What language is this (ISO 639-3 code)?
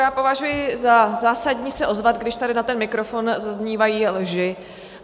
ces